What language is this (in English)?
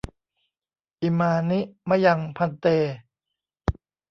Thai